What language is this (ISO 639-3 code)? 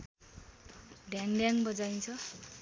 nep